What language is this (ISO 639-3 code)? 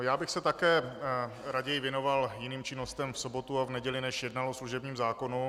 ces